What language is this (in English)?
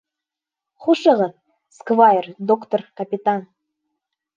Bashkir